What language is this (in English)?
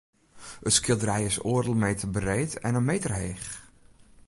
Western Frisian